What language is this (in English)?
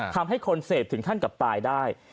Thai